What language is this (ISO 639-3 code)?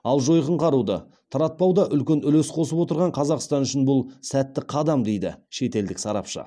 kaz